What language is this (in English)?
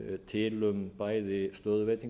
Icelandic